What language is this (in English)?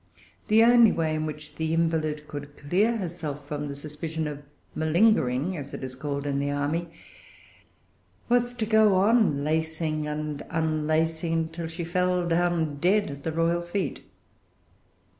English